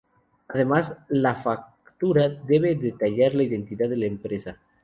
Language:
Spanish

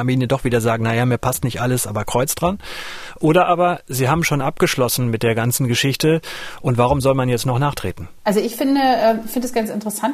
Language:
German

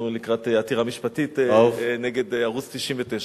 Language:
Hebrew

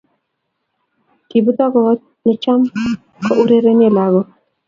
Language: Kalenjin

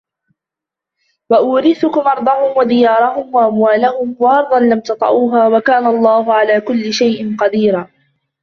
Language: Arabic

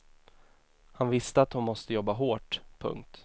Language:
Swedish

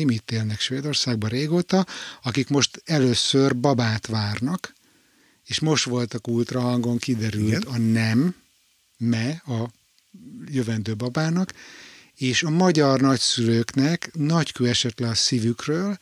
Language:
Hungarian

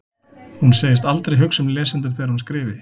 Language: Icelandic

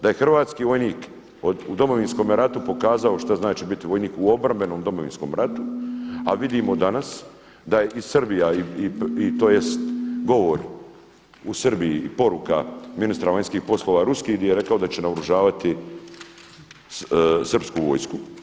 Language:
Croatian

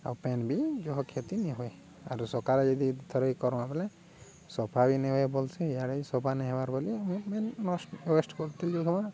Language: Odia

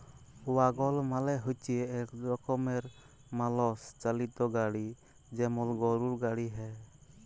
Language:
Bangla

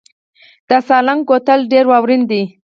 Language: Pashto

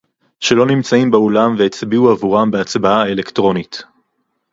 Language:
Hebrew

